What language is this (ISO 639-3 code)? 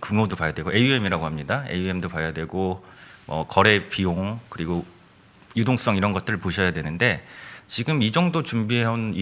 kor